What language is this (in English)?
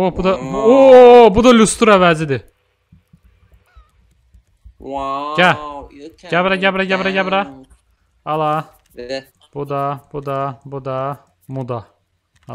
Turkish